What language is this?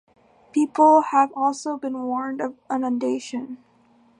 English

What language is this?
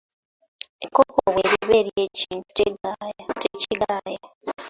Ganda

